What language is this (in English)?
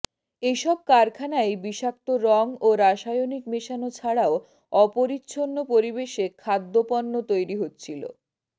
Bangla